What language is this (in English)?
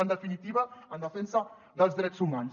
Catalan